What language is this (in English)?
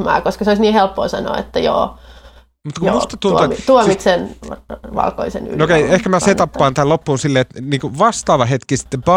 Finnish